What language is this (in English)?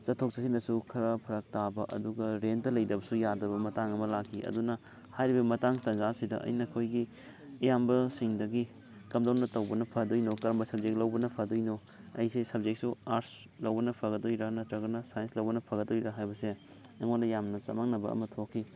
Manipuri